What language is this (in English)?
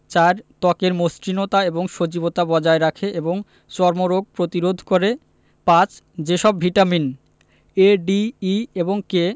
Bangla